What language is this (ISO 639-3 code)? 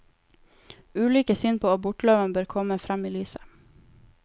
nor